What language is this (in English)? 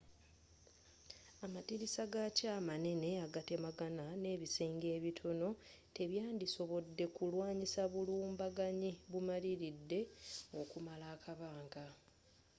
Ganda